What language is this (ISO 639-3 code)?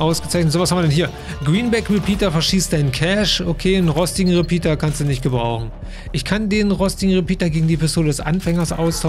deu